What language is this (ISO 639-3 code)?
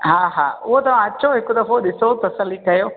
snd